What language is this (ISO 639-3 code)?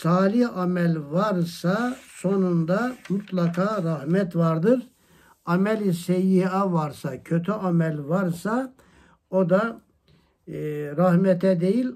tur